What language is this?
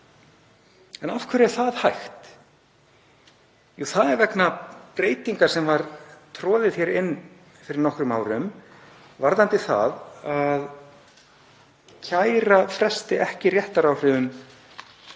Icelandic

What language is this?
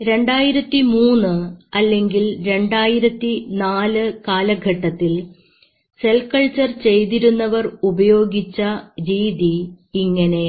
Malayalam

